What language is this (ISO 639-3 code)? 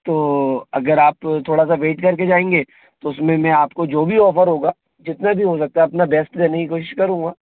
hin